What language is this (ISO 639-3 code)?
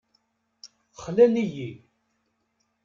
kab